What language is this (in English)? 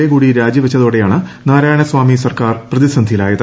Malayalam